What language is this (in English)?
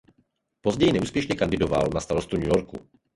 Czech